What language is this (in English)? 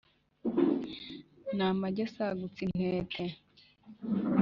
Kinyarwanda